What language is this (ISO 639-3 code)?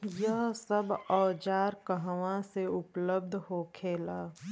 bho